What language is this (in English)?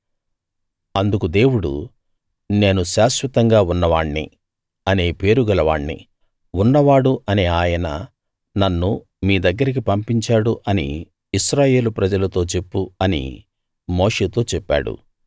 Telugu